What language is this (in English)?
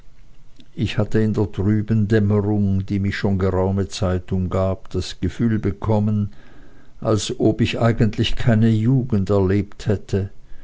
German